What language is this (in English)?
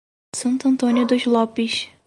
Portuguese